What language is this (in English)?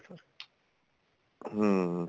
Punjabi